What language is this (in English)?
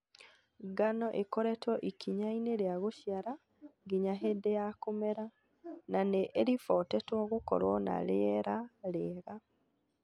Kikuyu